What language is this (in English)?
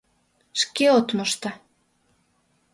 Mari